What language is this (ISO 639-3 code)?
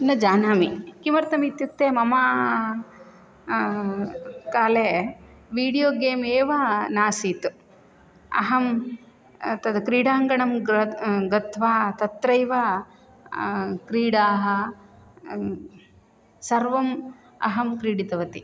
san